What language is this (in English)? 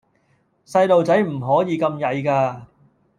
Cantonese